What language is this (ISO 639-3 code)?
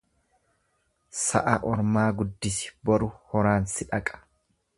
orm